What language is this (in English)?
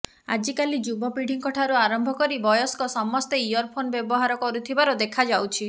Odia